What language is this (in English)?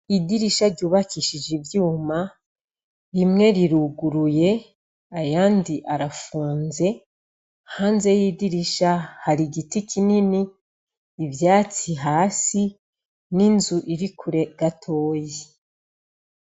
Rundi